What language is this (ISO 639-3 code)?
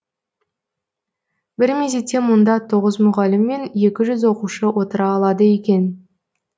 kaz